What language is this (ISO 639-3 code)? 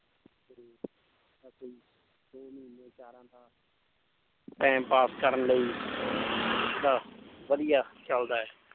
pan